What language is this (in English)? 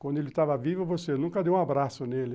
Portuguese